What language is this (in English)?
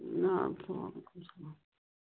Kashmiri